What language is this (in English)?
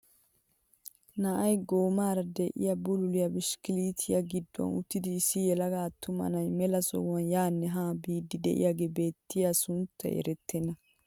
Wolaytta